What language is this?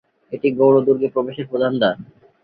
Bangla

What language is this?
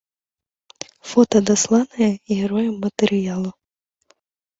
Belarusian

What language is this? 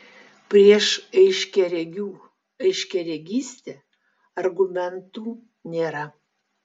Lithuanian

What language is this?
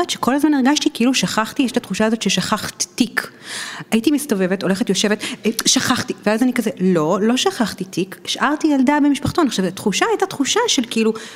Hebrew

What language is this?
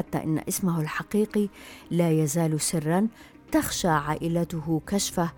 Arabic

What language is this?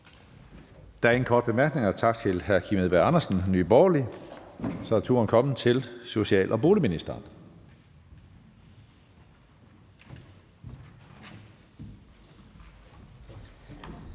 Danish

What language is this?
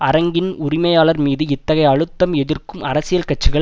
Tamil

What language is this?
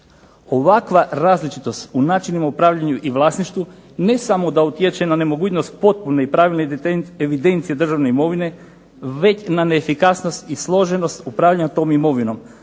Croatian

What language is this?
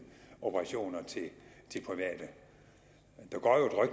Danish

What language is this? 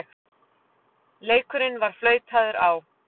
Icelandic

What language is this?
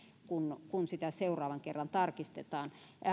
Finnish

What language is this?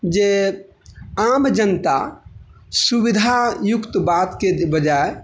Maithili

